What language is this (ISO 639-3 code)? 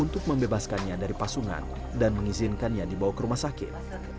ind